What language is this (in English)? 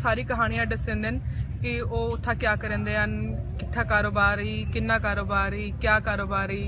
Hindi